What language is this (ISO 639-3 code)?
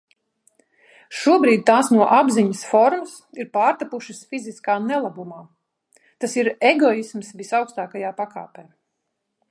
lav